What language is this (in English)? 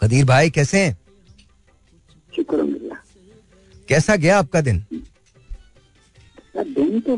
Hindi